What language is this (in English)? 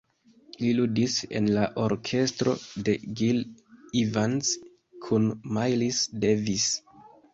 Esperanto